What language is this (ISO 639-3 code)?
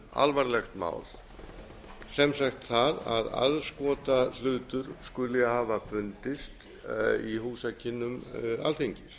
isl